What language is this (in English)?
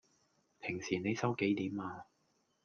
Cantonese